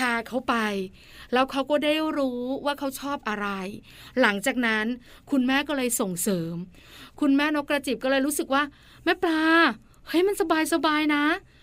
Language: Thai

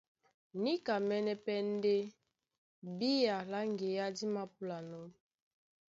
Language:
Duala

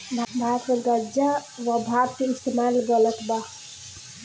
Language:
Bhojpuri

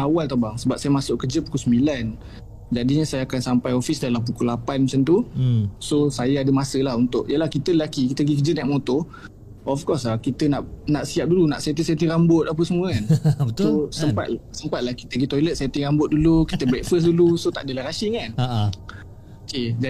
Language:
Malay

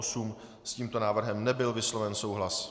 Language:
Czech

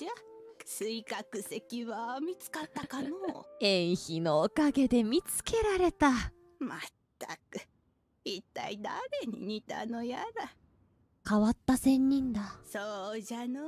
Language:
Japanese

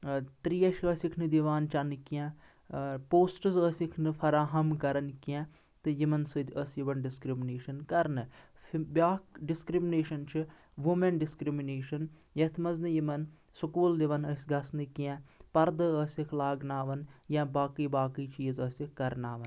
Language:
Kashmiri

